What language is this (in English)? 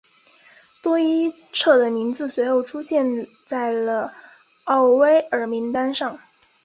Chinese